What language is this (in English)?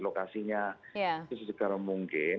Indonesian